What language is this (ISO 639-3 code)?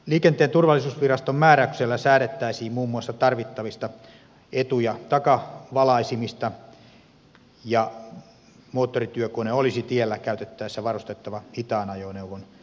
fin